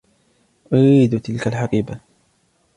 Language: Arabic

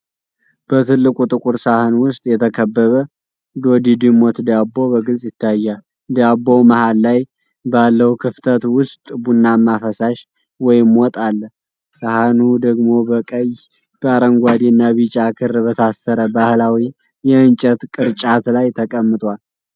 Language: Amharic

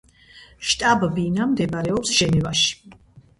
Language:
Georgian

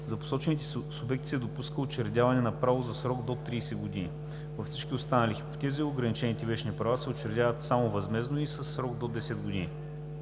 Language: Bulgarian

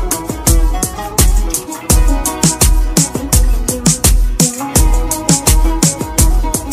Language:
Turkish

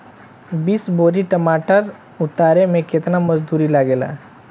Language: Bhojpuri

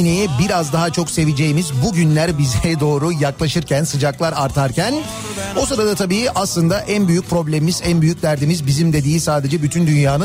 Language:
Turkish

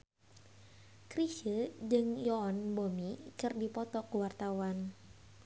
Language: Sundanese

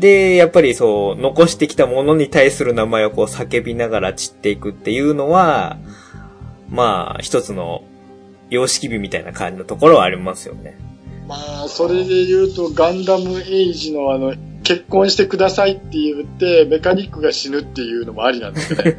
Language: Japanese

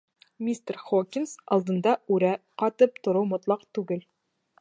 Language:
Bashkir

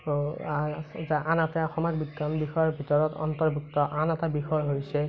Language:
Assamese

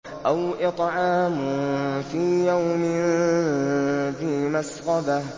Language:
Arabic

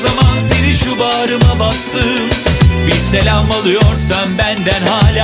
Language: Turkish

